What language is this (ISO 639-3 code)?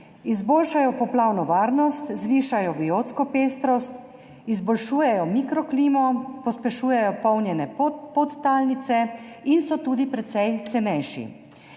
slv